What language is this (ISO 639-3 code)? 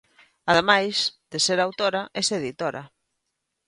glg